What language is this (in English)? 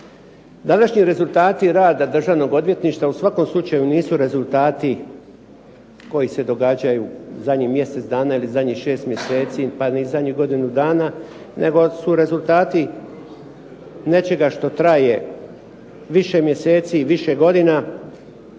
Croatian